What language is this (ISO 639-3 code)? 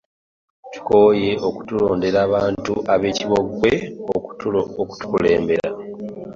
lug